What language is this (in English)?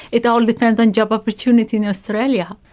English